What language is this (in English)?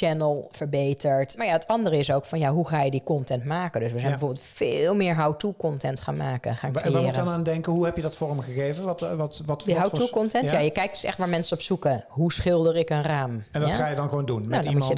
Dutch